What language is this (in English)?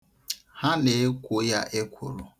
Igbo